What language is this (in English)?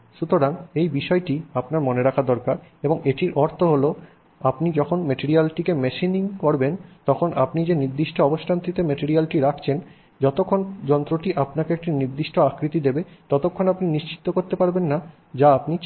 Bangla